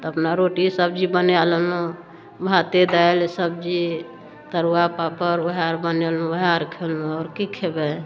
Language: Maithili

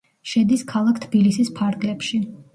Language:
Georgian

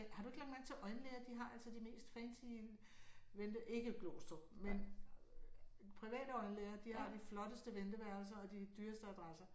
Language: Danish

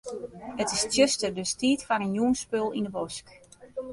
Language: Western Frisian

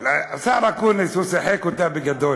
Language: Hebrew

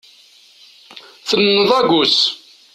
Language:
Kabyle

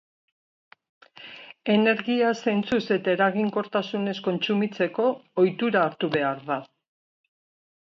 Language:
Basque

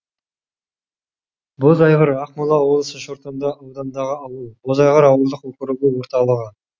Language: Kazakh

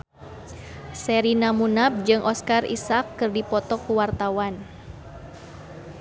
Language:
Sundanese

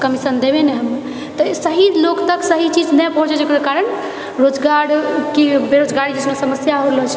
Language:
Maithili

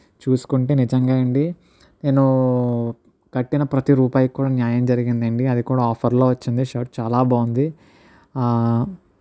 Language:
Telugu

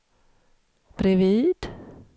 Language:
Swedish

